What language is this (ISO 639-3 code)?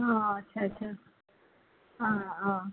asm